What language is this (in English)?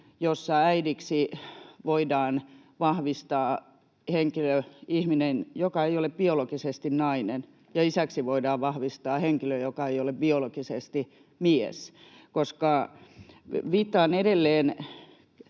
Finnish